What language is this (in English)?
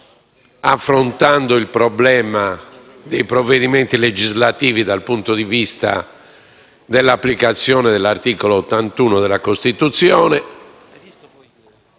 Italian